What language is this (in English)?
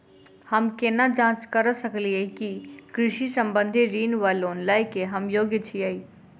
Maithili